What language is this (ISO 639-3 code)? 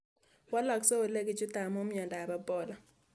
kln